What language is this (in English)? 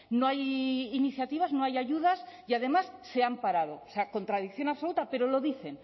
Spanish